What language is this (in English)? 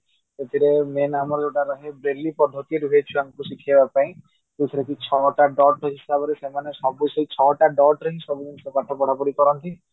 Odia